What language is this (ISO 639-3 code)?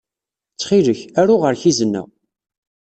kab